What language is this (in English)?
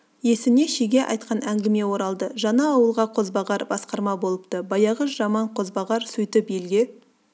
Kazakh